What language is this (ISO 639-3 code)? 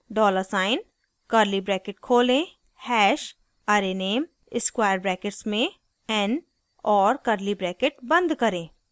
hin